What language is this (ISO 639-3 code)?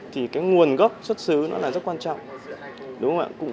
vie